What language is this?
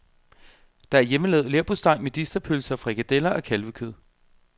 Danish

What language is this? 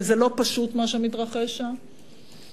Hebrew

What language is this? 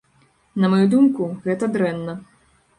Belarusian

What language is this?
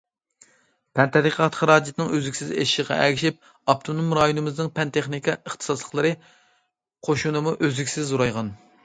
Uyghur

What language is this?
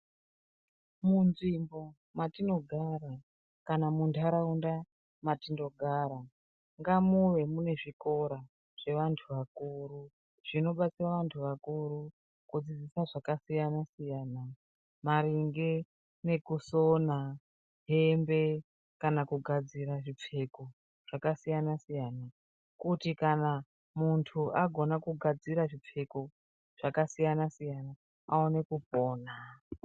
Ndau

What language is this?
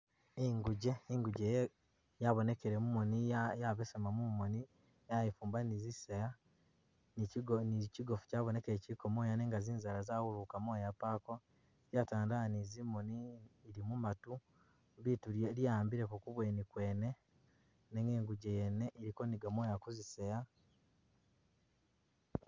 Masaaba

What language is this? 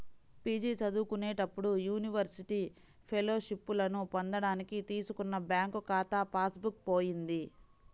Telugu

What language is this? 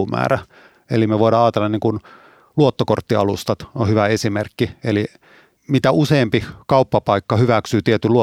Finnish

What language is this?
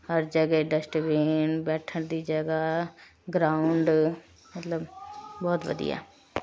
Punjabi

